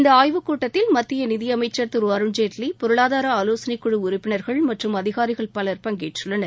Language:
Tamil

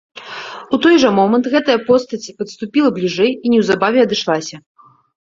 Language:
Belarusian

